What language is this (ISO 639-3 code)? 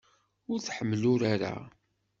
kab